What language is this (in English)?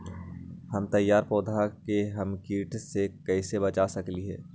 Magahi